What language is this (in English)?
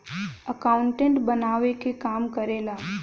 Bhojpuri